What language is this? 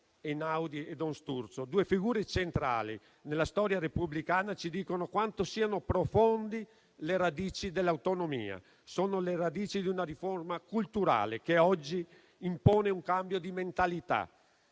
Italian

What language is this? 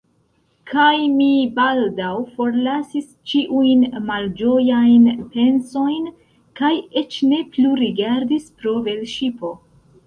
Esperanto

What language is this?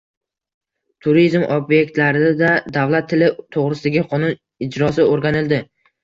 Uzbek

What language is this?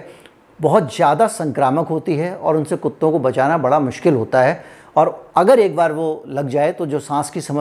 Hindi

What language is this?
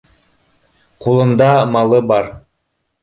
Bashkir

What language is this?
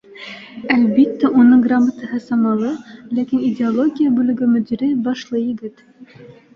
Bashkir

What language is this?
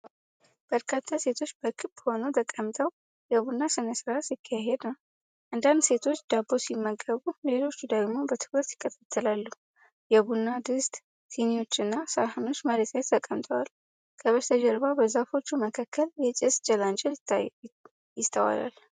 Amharic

